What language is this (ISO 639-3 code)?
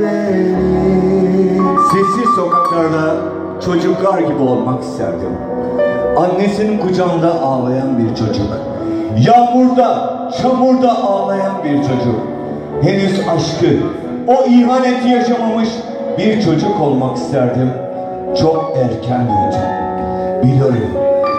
tur